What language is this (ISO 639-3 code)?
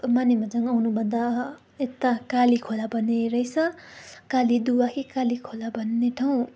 nep